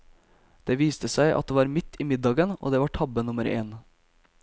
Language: Norwegian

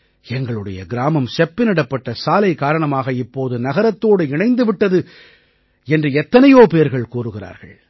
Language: Tamil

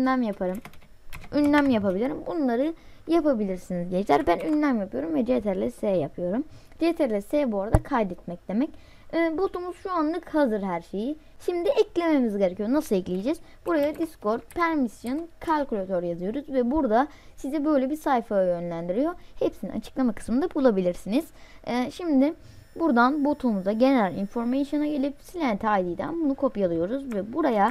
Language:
Turkish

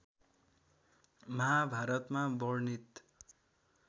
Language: Nepali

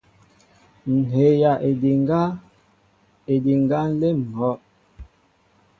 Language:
Mbo (Cameroon)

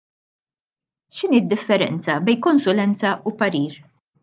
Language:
Maltese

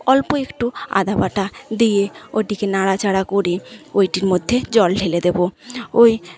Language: Bangla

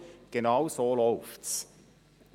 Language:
Swiss German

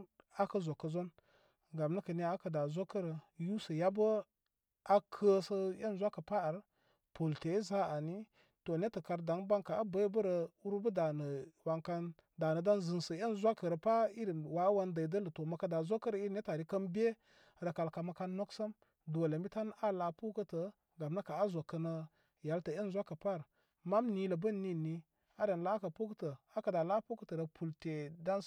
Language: Koma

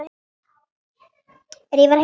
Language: Icelandic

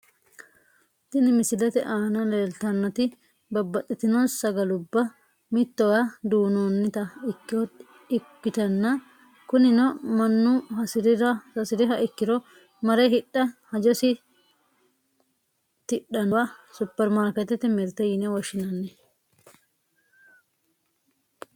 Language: Sidamo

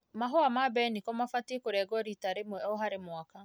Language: Kikuyu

